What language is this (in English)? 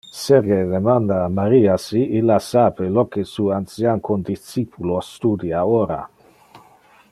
Interlingua